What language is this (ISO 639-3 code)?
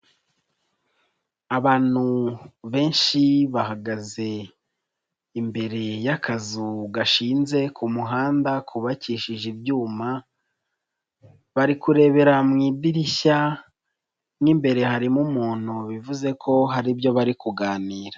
kin